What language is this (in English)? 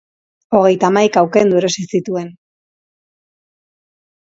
Basque